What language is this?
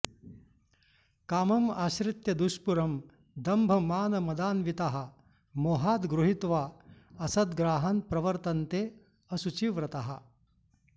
Sanskrit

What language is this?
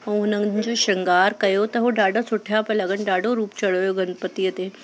Sindhi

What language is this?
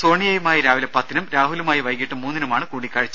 Malayalam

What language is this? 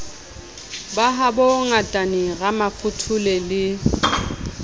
Southern Sotho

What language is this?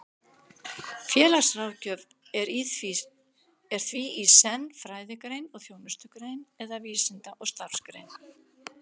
Icelandic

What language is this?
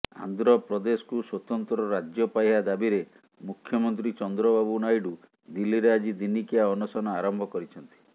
Odia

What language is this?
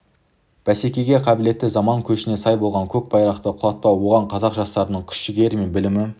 Kazakh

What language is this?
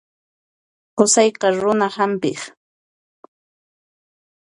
Puno Quechua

